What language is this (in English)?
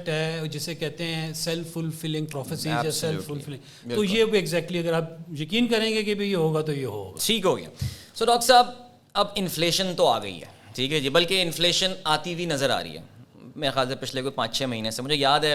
Urdu